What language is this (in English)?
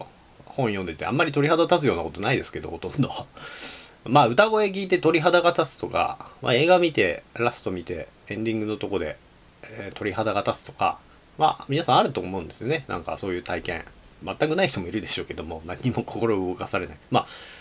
Japanese